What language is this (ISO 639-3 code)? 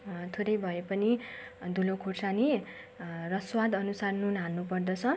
nep